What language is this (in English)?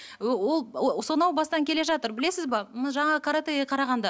Kazakh